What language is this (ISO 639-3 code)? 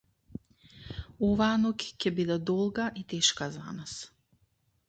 mkd